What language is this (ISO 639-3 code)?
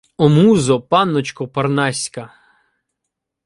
ukr